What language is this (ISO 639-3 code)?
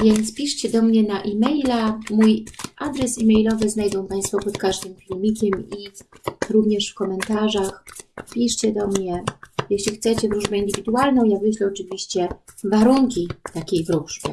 pol